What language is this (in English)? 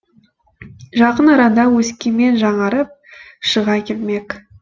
Kazakh